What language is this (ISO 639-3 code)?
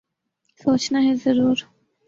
urd